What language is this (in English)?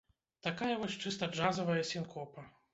Belarusian